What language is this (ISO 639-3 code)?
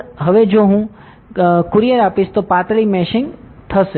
guj